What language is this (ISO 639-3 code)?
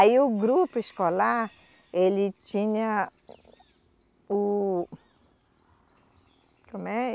por